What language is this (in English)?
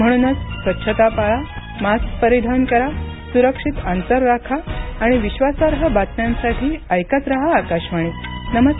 Marathi